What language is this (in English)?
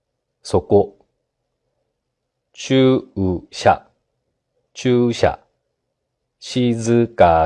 Japanese